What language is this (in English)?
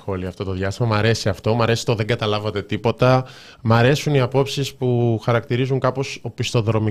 Greek